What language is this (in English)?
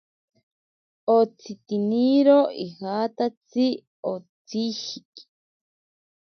Ashéninka Perené